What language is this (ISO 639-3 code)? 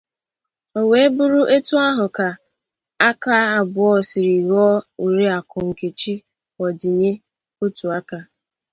ibo